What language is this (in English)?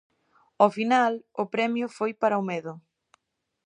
Galician